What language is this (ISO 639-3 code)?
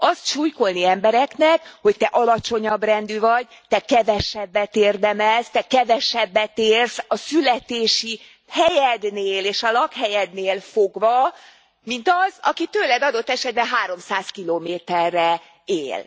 hun